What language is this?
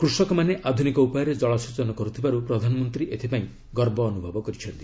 Odia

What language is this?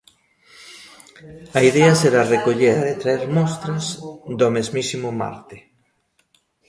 Galician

